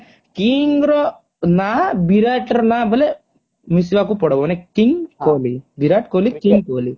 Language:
Odia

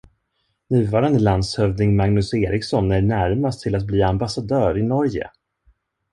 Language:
Swedish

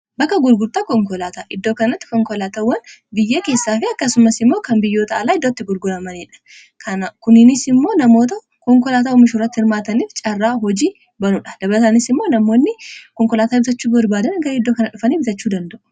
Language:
Oromo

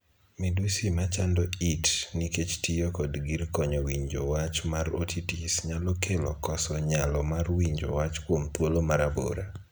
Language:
Luo (Kenya and Tanzania)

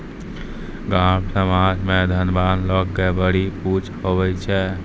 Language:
Maithili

